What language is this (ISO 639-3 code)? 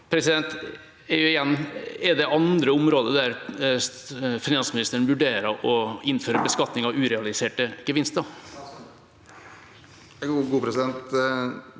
nor